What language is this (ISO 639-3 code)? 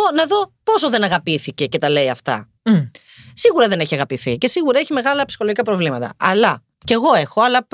ell